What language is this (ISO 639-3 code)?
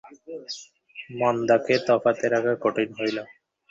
ben